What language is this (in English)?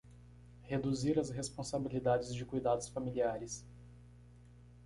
Portuguese